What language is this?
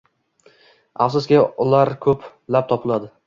Uzbek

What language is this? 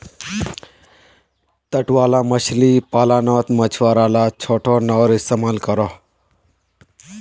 Magahi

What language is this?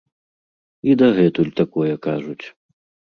Belarusian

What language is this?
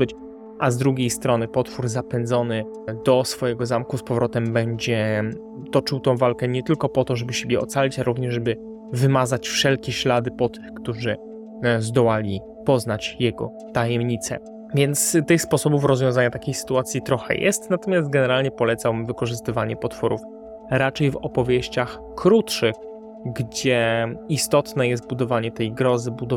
Polish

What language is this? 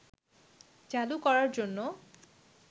Bangla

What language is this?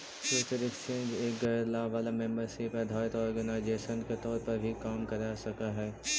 Magahi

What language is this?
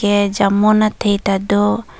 Karbi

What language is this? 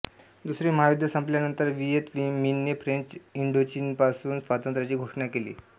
Marathi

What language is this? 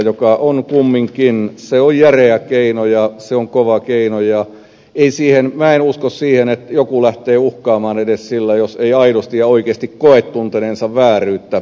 Finnish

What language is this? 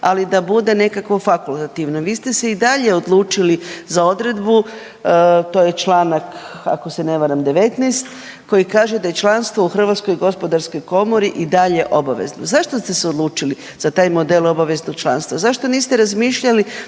Croatian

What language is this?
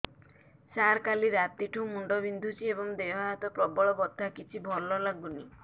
Odia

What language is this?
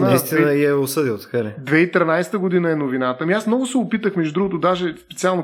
Bulgarian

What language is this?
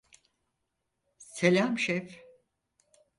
Turkish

